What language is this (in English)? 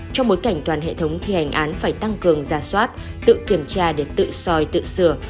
Vietnamese